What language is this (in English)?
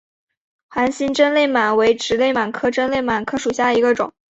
Chinese